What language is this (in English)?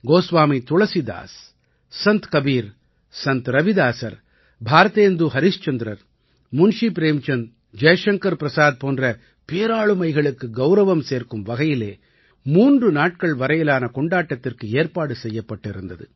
Tamil